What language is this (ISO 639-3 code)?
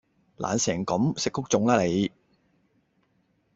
yue